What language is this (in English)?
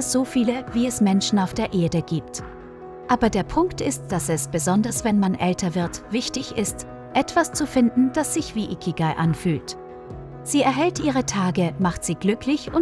German